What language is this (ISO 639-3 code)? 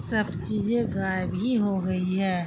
urd